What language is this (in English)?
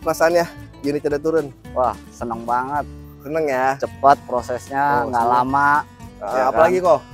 Indonesian